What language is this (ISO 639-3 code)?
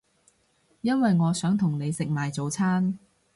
yue